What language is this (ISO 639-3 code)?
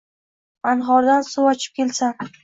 uzb